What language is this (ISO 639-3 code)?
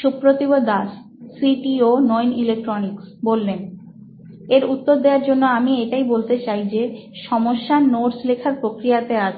ben